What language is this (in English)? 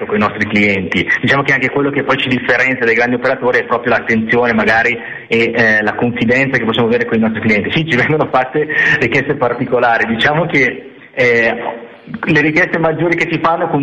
Italian